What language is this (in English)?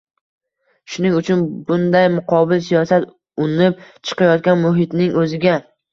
Uzbek